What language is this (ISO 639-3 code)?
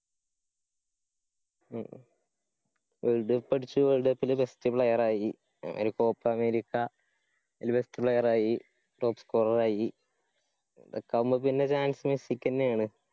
mal